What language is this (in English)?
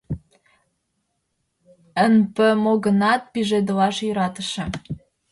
Mari